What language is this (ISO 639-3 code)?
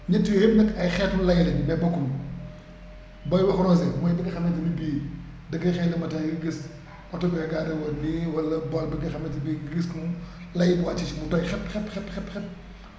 wol